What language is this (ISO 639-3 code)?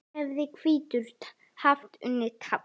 isl